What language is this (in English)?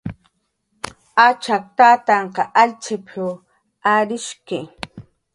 Jaqaru